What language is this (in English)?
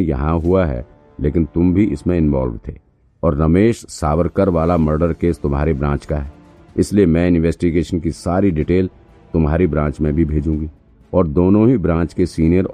Hindi